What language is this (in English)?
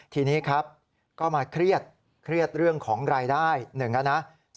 Thai